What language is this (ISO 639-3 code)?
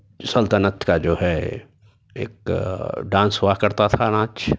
urd